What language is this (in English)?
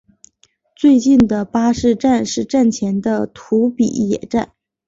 Chinese